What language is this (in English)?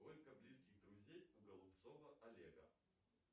Russian